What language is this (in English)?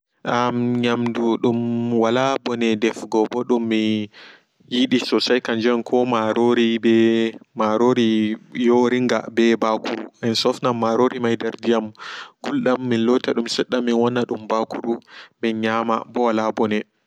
Fula